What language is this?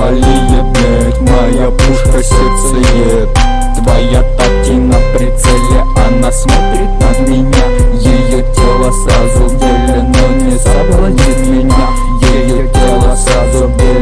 Russian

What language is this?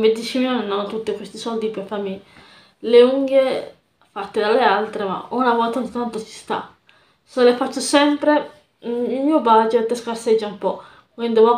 Italian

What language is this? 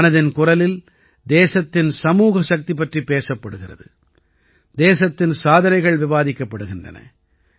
Tamil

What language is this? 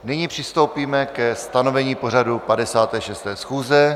Czech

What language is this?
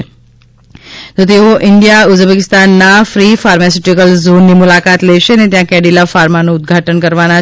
Gujarati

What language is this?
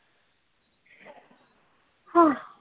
Marathi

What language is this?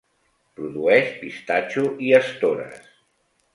Catalan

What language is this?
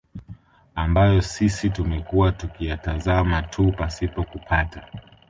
Swahili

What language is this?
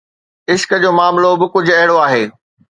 Sindhi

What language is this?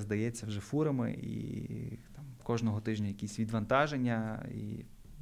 Ukrainian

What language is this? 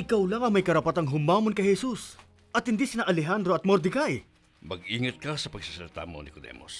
Filipino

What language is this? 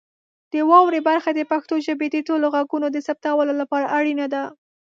Pashto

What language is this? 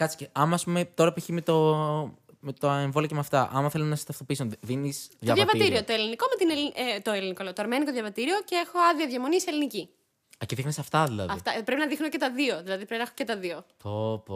Greek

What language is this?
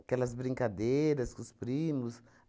Portuguese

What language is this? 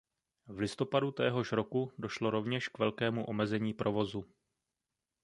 Czech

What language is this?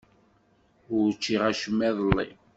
Kabyle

